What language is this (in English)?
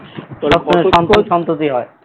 Bangla